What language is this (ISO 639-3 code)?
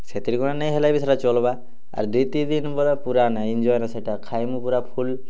ori